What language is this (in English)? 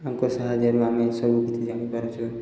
Odia